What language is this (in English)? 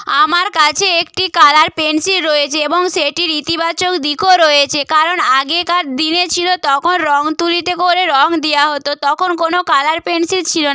Bangla